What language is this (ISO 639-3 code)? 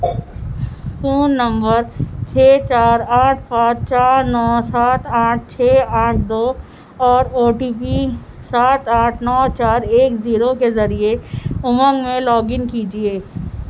urd